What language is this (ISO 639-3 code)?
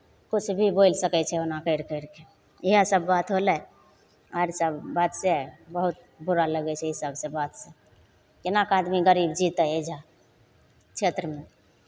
mai